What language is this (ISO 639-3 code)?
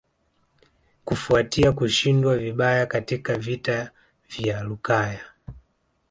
swa